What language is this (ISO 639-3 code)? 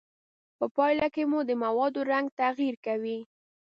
pus